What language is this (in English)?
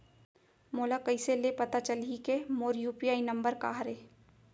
Chhattisgarhi